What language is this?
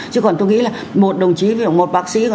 Vietnamese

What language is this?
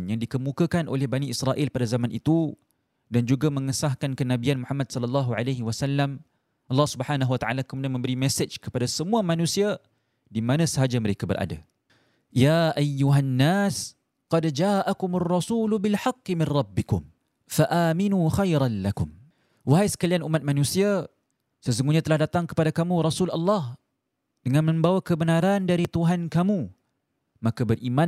Malay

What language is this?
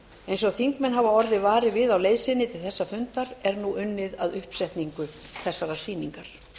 Icelandic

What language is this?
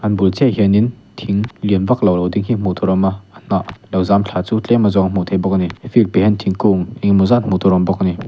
Mizo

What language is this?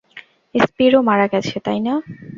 Bangla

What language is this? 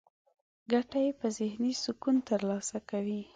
Pashto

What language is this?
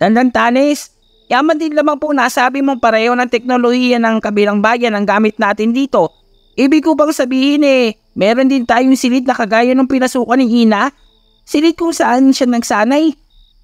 Filipino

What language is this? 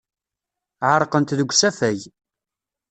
Kabyle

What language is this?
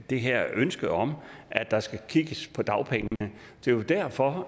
Danish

